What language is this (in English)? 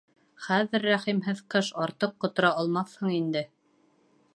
Bashkir